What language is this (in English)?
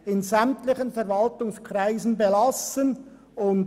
Swiss German